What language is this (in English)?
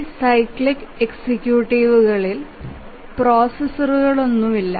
Malayalam